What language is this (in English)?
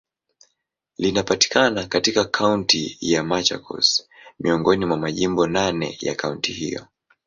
Swahili